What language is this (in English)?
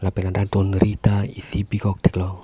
Karbi